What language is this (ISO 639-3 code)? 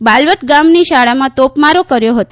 guj